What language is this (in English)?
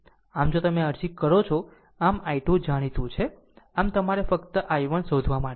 Gujarati